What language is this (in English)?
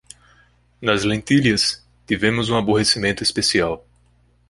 Portuguese